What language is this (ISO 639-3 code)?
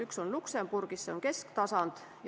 est